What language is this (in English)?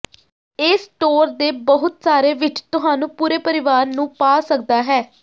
Punjabi